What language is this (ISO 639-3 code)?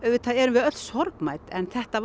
isl